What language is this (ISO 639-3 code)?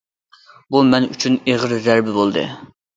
uig